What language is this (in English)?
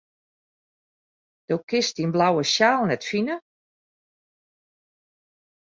Western Frisian